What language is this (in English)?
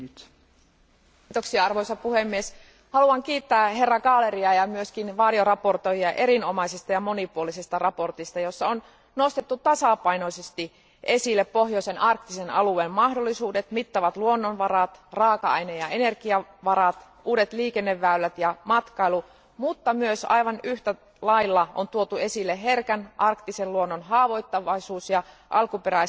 Finnish